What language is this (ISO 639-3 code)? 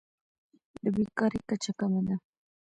pus